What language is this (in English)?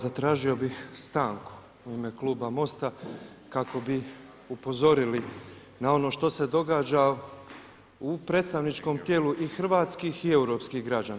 Croatian